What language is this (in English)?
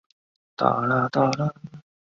Chinese